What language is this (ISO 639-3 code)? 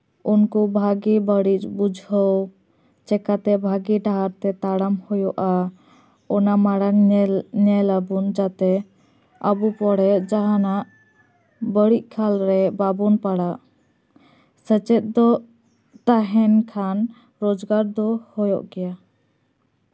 sat